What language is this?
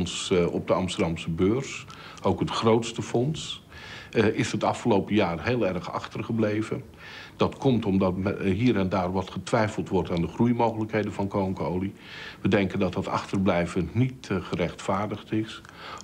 Dutch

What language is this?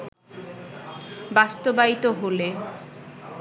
Bangla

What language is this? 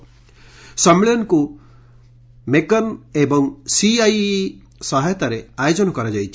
Odia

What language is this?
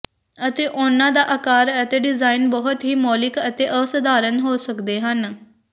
Punjabi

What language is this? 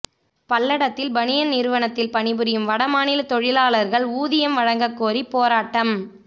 Tamil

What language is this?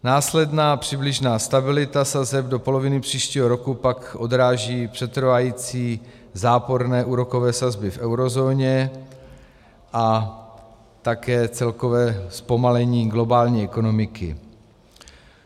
Czech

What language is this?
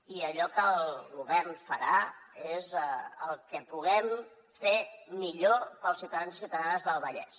Catalan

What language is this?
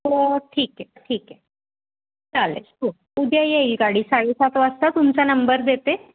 Marathi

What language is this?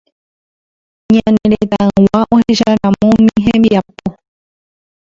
Guarani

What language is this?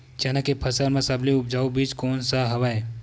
Chhattisgarhi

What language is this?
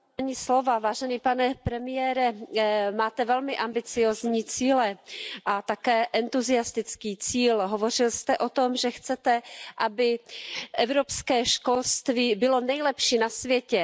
Czech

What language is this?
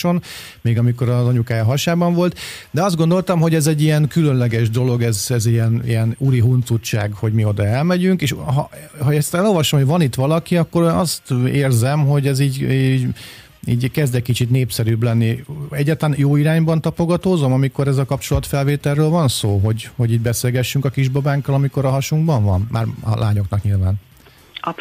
Hungarian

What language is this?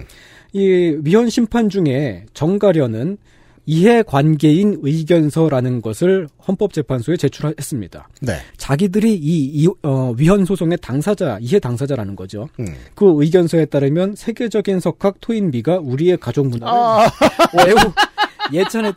Korean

